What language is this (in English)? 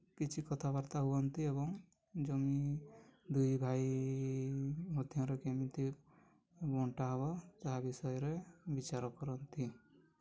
Odia